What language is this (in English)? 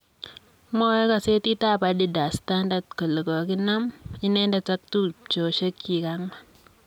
Kalenjin